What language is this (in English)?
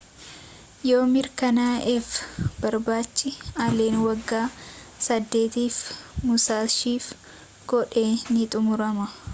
Oromo